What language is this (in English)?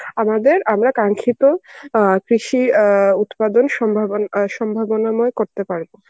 Bangla